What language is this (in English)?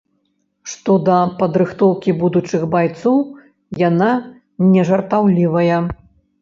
Belarusian